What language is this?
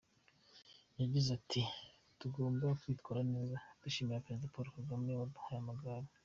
Kinyarwanda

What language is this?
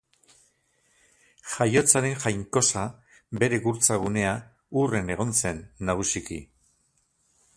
Basque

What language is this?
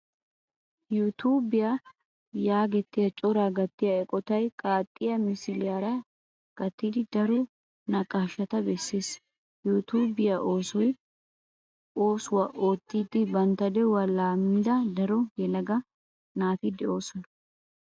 Wolaytta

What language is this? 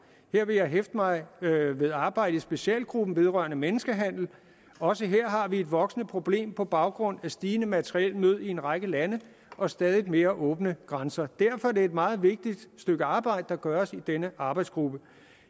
Danish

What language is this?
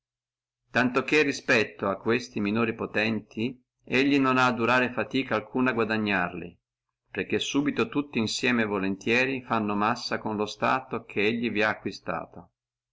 Italian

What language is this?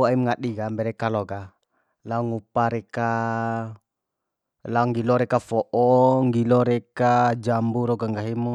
Bima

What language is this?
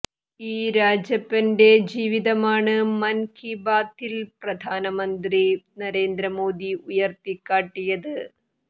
Malayalam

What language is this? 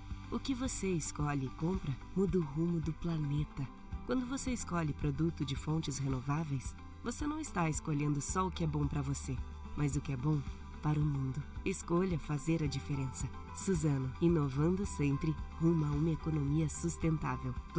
Portuguese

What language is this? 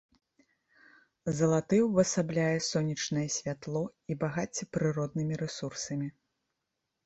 Belarusian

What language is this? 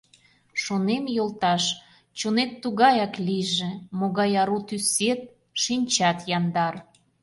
Mari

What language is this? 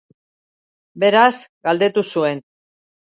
Basque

